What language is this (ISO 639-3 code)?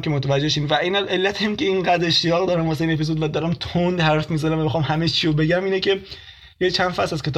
fas